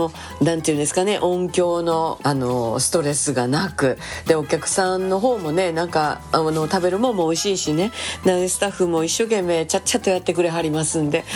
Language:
Japanese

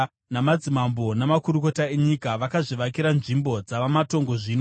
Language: Shona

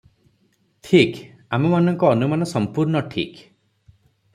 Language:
Odia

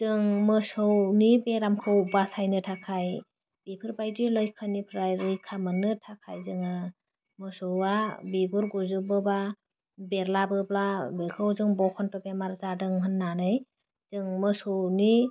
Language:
Bodo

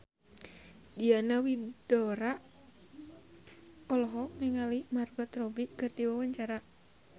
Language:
Sundanese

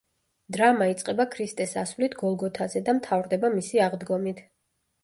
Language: Georgian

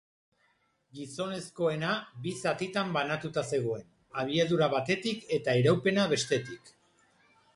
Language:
Basque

